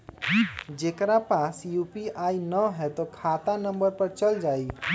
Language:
Magahi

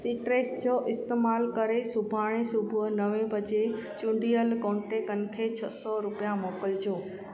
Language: Sindhi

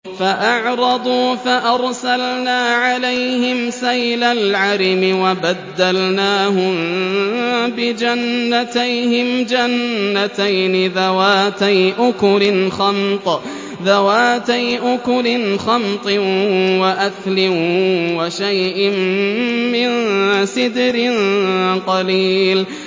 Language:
Arabic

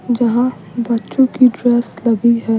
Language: Hindi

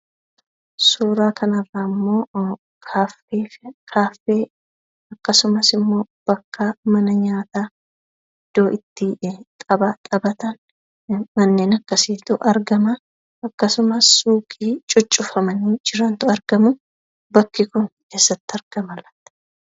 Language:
Oromo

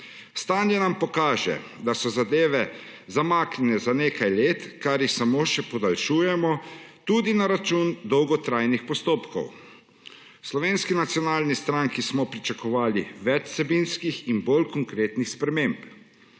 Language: Slovenian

